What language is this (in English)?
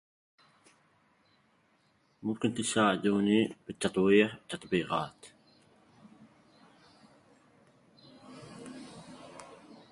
Arabic